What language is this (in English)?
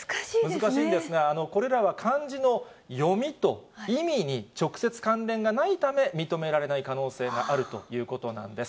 Japanese